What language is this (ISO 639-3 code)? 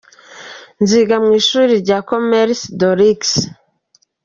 kin